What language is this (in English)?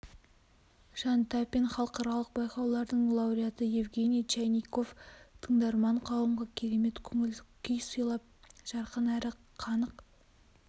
Kazakh